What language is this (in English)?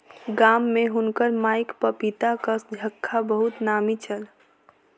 Maithili